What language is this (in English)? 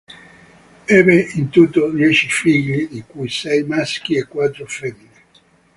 Italian